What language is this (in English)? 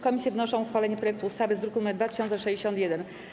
Polish